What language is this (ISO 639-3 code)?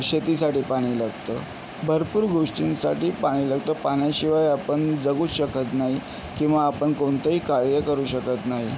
mar